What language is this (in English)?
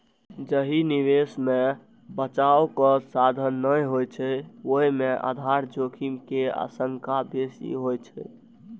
Maithili